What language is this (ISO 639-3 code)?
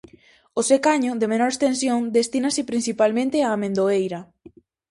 glg